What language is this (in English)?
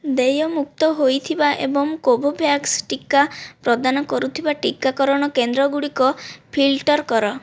Odia